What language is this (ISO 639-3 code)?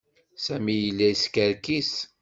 kab